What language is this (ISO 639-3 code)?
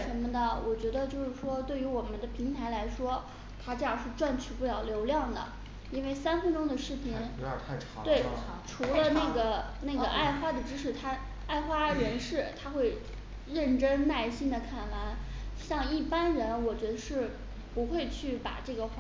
zho